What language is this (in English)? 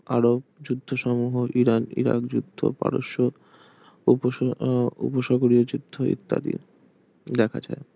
Bangla